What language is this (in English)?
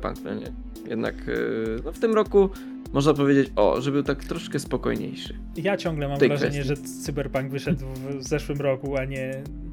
Polish